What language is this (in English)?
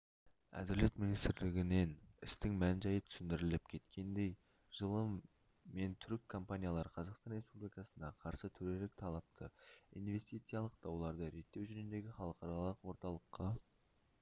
Kazakh